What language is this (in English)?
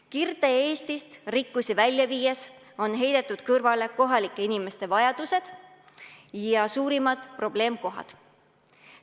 Estonian